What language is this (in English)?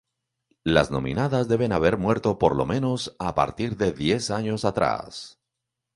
Spanish